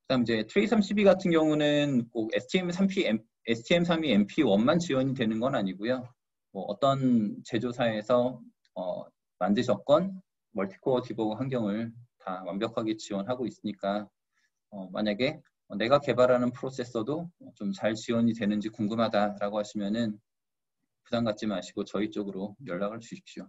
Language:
Korean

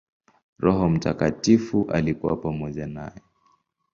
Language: Swahili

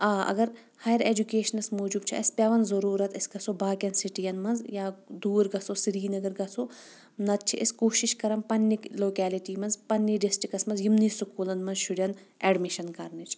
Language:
Kashmiri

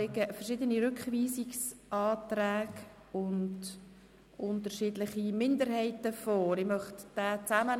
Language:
Swiss German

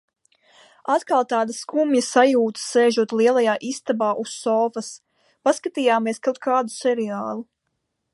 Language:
Latvian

